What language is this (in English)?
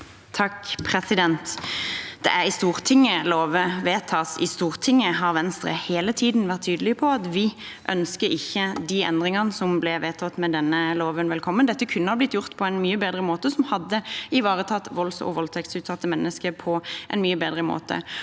Norwegian